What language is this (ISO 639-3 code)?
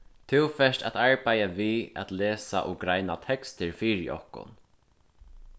fao